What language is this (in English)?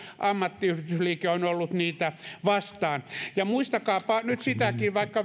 Finnish